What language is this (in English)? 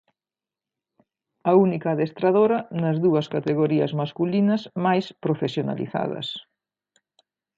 Galician